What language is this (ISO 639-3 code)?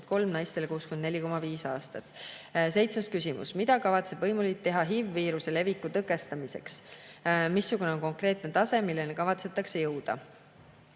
est